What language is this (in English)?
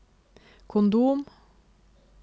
Norwegian